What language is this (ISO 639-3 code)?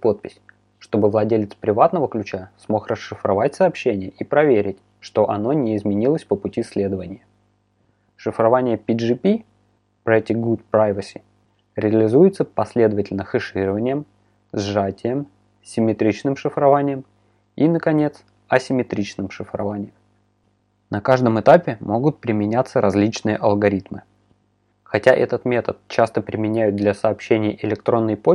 rus